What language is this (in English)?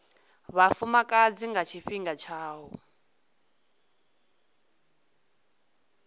Venda